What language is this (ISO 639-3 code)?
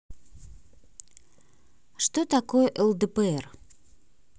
rus